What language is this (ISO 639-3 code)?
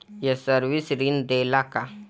bho